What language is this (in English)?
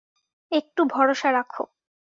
Bangla